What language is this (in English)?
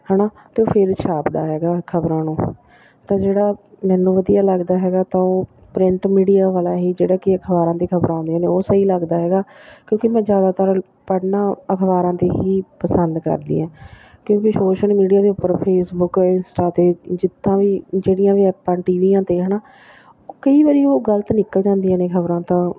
Punjabi